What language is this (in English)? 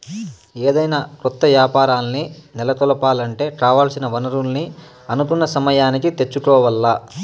Telugu